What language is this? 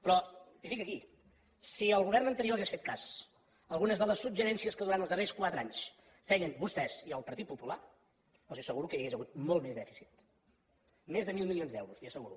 Catalan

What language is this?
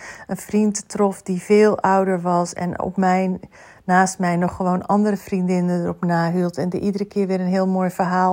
Dutch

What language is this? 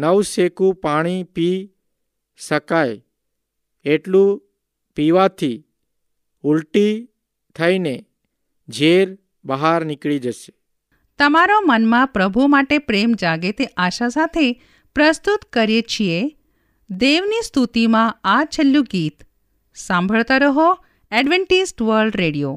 Hindi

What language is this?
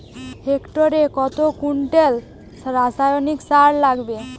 Bangla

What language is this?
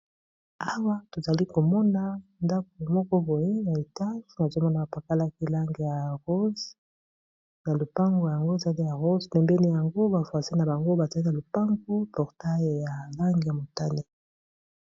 Lingala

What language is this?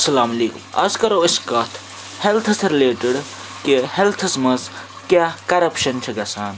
Kashmiri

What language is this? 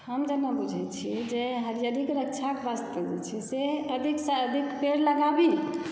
Maithili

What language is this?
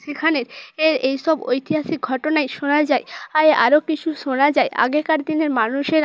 Bangla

